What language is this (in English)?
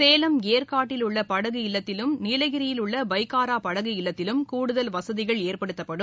Tamil